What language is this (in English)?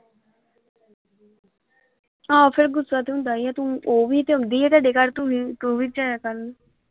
Punjabi